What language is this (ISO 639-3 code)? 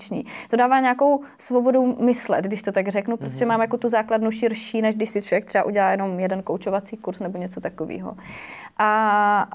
ces